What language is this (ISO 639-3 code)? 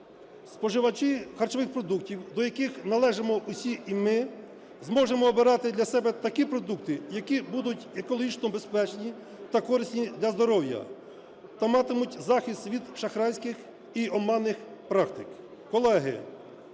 ukr